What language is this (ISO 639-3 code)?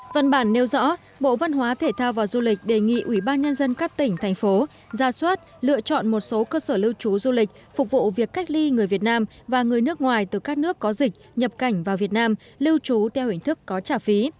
vie